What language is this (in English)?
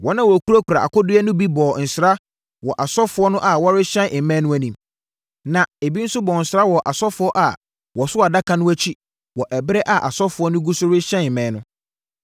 Akan